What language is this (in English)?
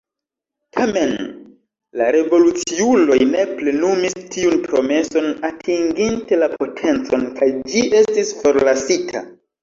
Esperanto